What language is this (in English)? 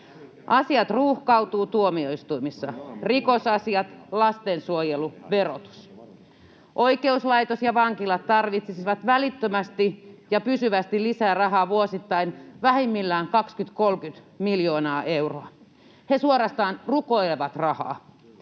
Finnish